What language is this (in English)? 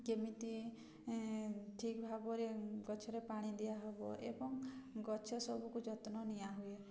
Odia